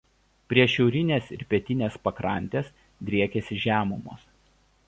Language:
Lithuanian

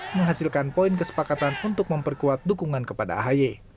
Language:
Indonesian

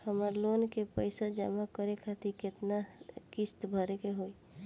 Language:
Bhojpuri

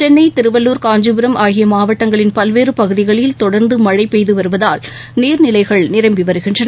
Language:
Tamil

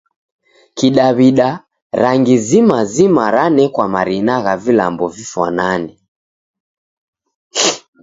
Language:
Taita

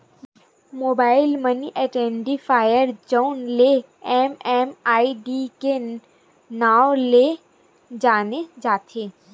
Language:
Chhattisgarhi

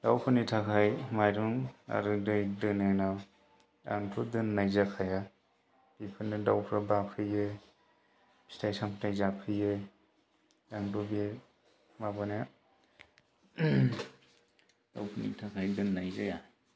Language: Bodo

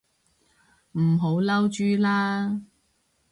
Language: Cantonese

